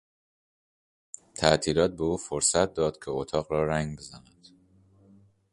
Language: Persian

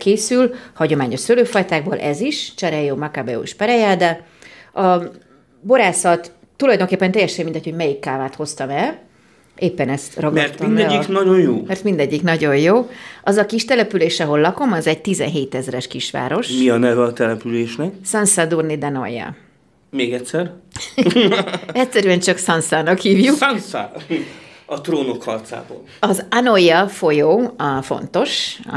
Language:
Hungarian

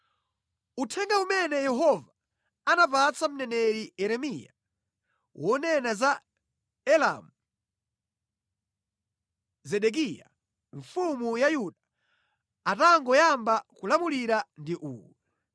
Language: Nyanja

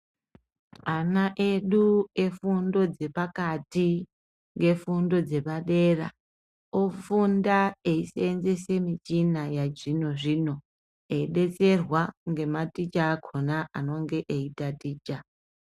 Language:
Ndau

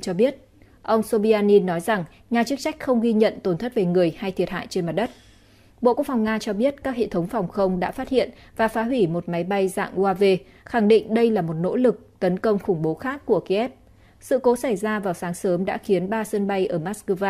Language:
Vietnamese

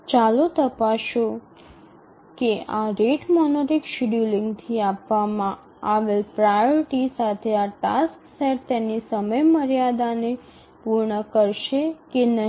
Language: Gujarati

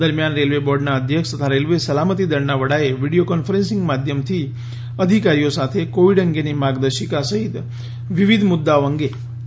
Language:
Gujarati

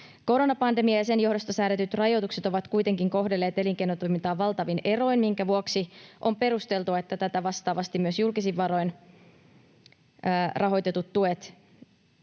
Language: Finnish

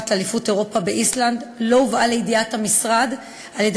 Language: Hebrew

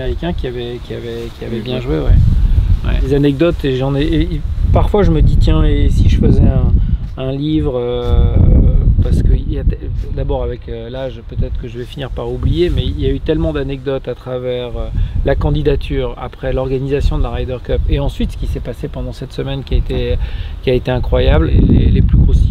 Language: French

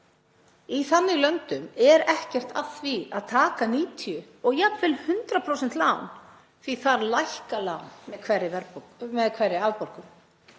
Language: Icelandic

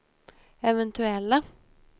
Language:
Swedish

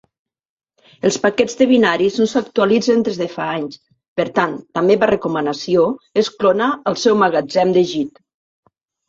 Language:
Catalan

